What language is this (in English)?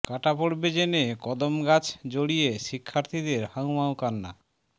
Bangla